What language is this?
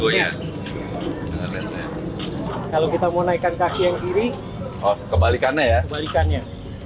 Indonesian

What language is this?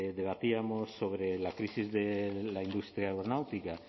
Spanish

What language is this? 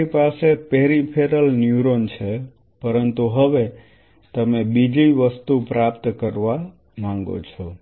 Gujarati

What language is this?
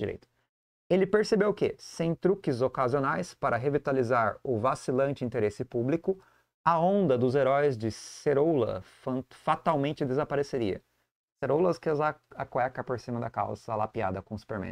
Portuguese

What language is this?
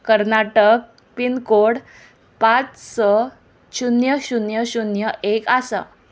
Konkani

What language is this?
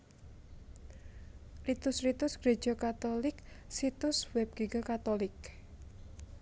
Javanese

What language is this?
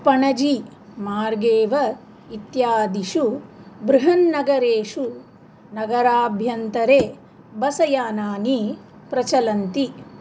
Sanskrit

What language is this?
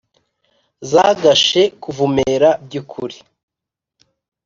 Kinyarwanda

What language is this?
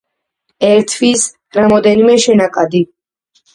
Georgian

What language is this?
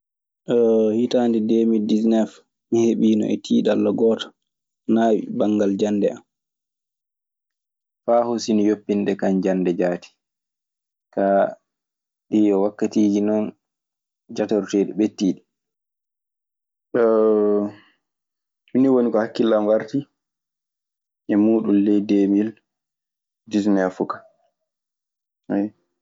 Maasina Fulfulde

